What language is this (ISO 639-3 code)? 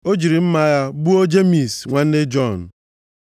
ibo